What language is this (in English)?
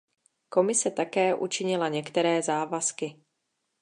Czech